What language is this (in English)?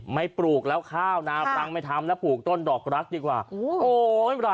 Thai